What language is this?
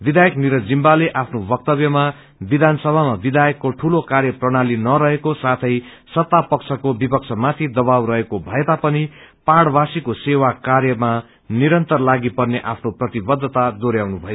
Nepali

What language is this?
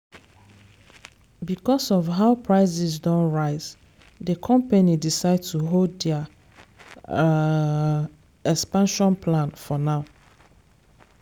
Nigerian Pidgin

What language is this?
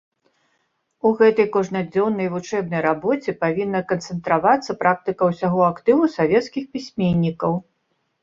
Belarusian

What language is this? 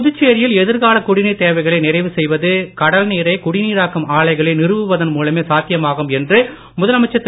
Tamil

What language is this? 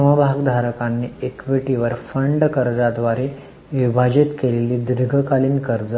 Marathi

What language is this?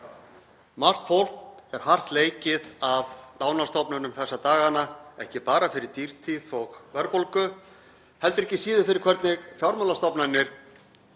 Icelandic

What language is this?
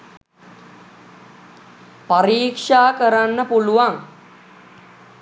Sinhala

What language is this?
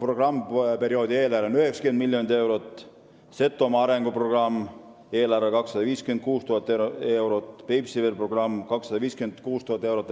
Estonian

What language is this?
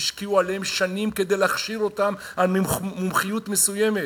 Hebrew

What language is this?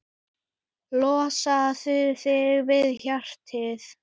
Icelandic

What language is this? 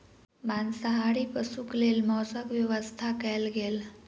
Maithili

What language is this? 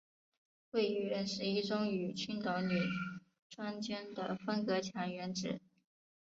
Chinese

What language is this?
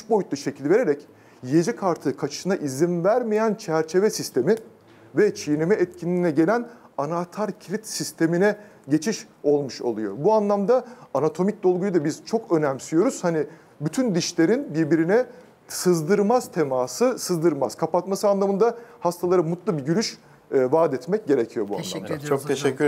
Turkish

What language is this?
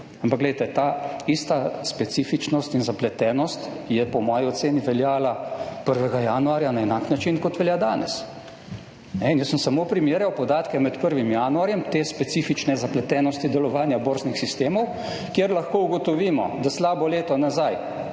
Slovenian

